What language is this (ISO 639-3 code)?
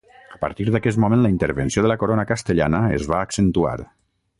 cat